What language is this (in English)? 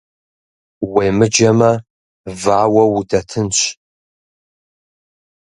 Kabardian